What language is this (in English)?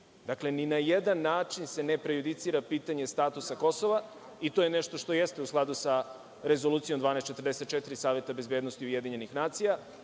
Serbian